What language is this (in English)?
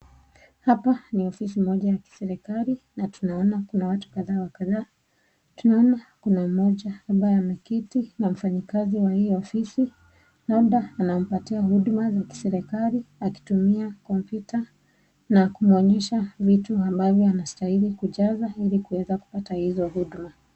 Swahili